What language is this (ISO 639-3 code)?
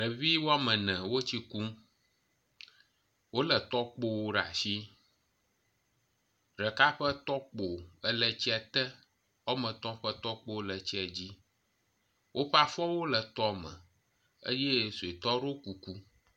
ewe